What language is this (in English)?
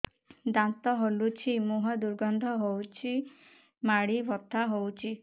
Odia